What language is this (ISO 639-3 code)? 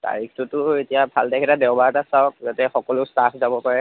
asm